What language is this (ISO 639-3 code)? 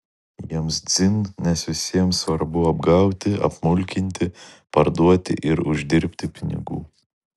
lit